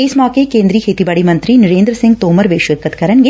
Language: Punjabi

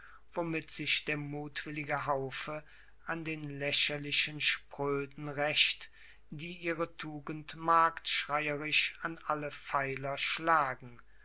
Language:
German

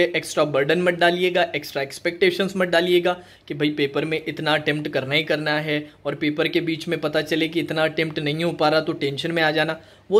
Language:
Hindi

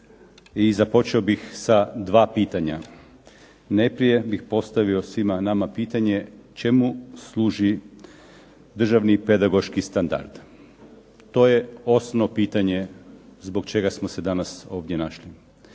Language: Croatian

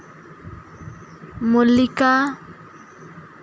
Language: Santali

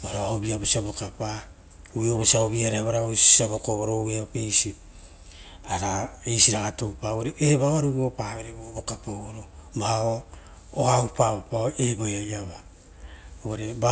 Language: Rotokas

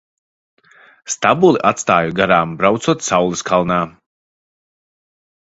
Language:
Latvian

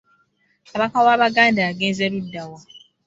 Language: Ganda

